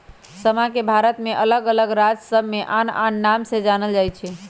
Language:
Magahi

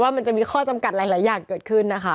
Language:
Thai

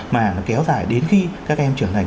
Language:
Vietnamese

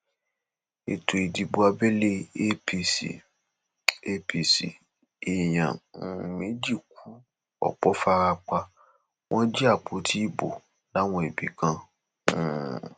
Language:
Yoruba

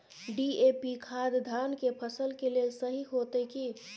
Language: Maithili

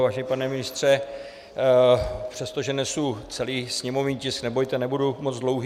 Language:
Czech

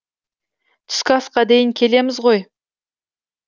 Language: Kazakh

